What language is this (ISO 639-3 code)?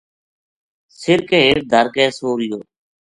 gju